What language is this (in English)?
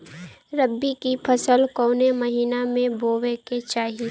Bhojpuri